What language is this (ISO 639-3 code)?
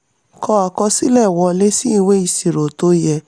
yor